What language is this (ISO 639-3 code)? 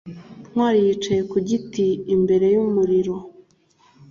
kin